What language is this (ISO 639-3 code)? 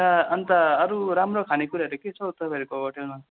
nep